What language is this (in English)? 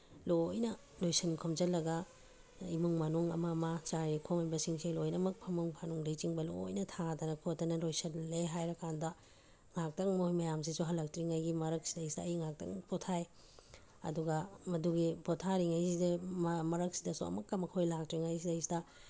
Manipuri